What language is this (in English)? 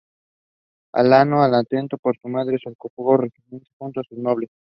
Spanish